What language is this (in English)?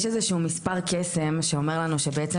Hebrew